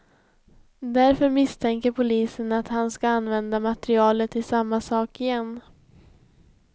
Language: Swedish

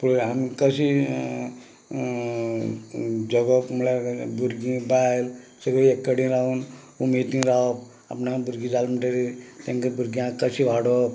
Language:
Konkani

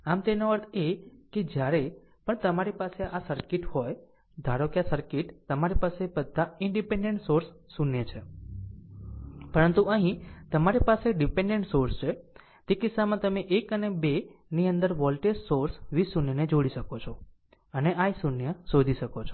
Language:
Gujarati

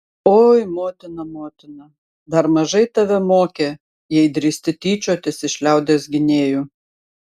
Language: Lithuanian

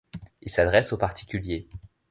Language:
French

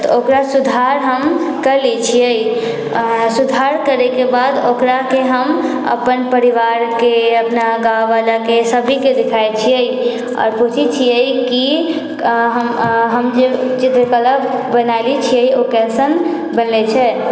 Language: Maithili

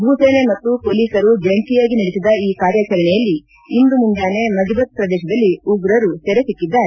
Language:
Kannada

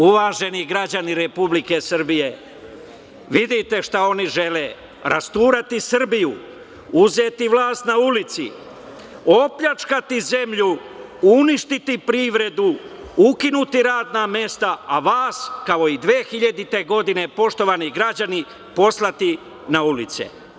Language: Serbian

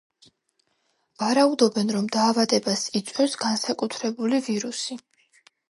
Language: Georgian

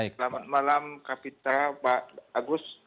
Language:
Indonesian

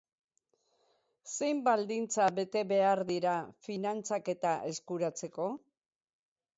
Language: Basque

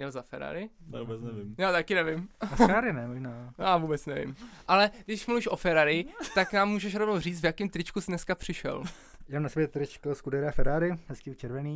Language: Czech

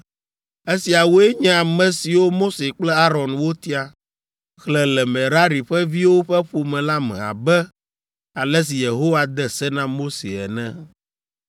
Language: Ewe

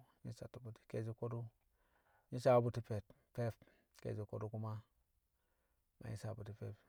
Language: Kamo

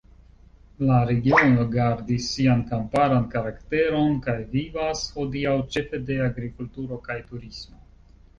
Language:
Esperanto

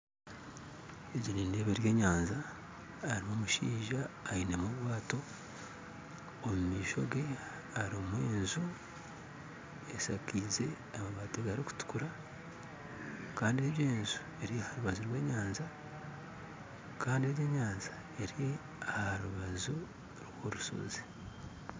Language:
Nyankole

